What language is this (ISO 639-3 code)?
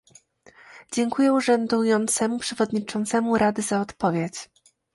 pol